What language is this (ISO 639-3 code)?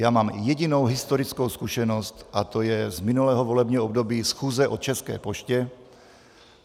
ces